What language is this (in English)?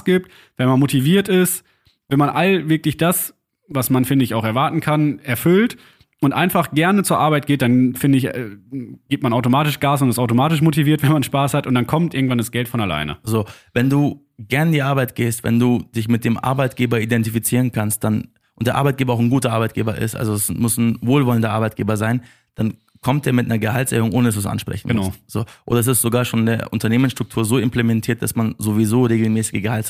German